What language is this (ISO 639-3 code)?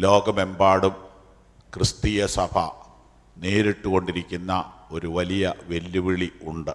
mal